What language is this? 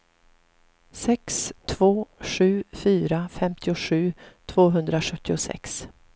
Swedish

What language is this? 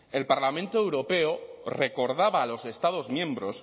Spanish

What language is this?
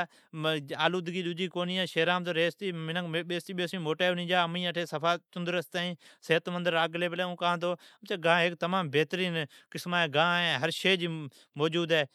Od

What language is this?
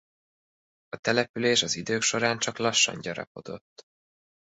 Hungarian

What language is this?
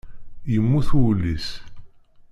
Kabyle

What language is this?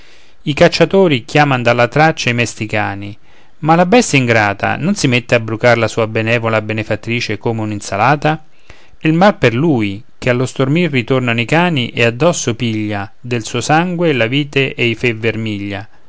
Italian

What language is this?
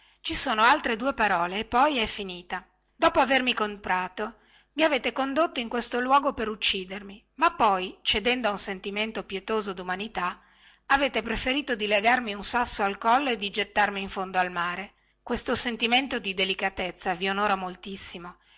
Italian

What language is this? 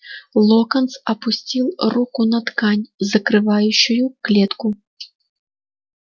Russian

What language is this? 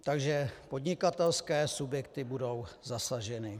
Czech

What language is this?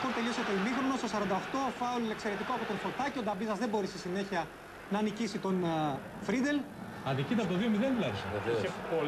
Greek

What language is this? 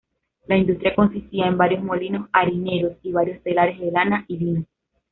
Spanish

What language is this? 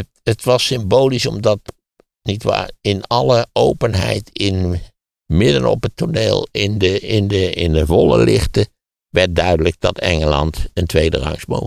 Dutch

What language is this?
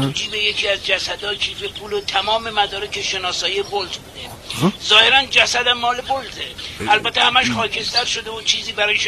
Persian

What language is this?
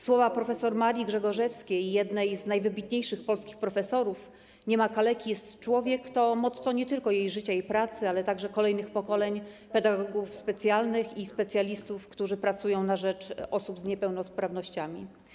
Polish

